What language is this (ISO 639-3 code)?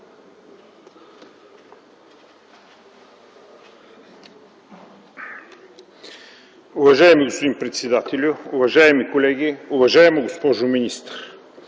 bul